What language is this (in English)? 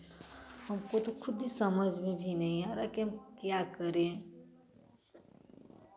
Hindi